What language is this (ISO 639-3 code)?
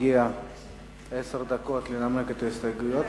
heb